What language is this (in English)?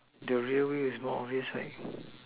English